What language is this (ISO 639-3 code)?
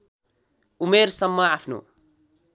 nep